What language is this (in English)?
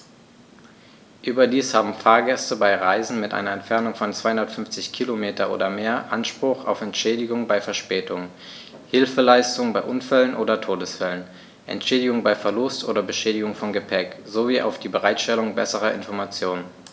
German